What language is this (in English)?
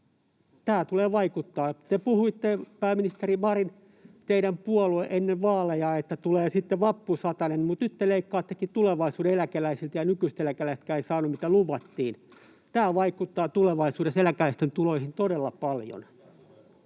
Finnish